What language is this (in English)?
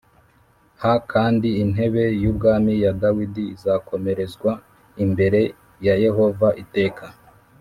Kinyarwanda